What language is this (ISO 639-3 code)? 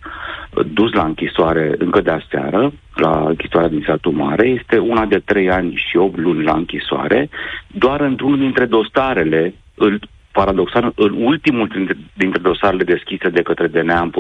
ron